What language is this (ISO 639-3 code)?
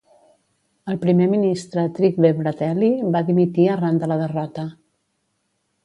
cat